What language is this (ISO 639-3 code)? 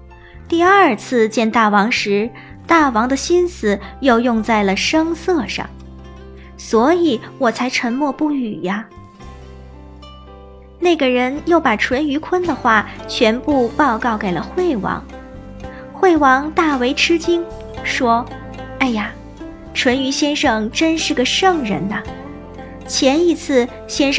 zho